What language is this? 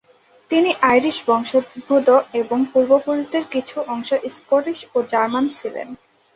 Bangla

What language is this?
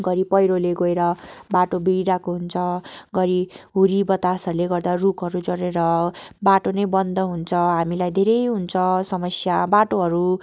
Nepali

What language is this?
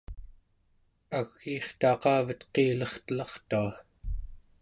Central Yupik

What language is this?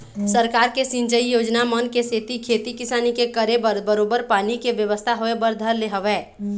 Chhattisgarhi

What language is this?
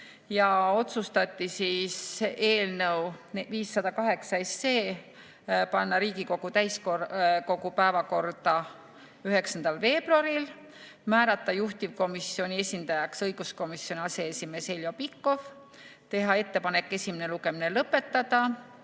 Estonian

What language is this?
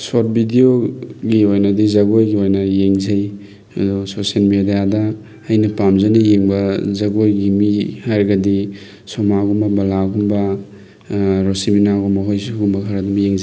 Manipuri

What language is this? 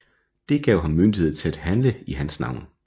Danish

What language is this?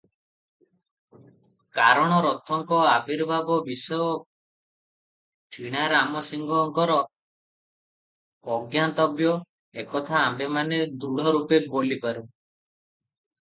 Odia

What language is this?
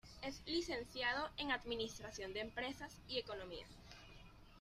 Spanish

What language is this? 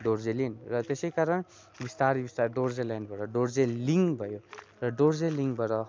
Nepali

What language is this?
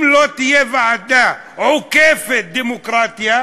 Hebrew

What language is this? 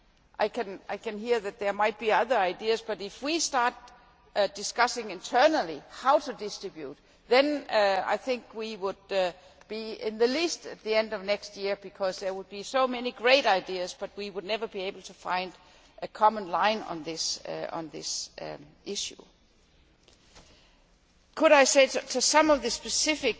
English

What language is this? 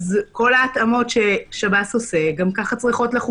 Hebrew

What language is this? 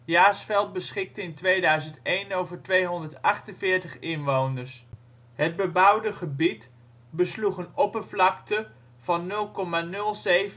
Dutch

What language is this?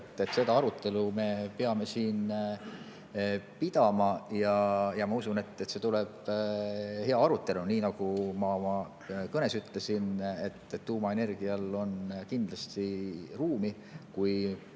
Estonian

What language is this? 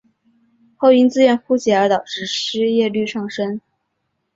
Chinese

